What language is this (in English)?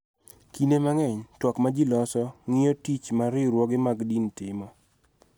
Luo (Kenya and Tanzania)